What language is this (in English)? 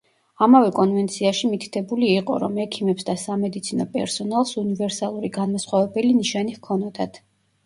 Georgian